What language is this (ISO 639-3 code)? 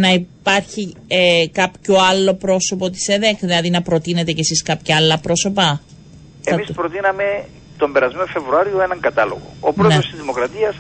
ell